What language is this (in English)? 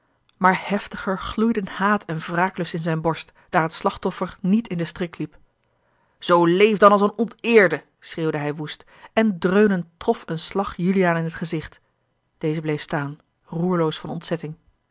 Dutch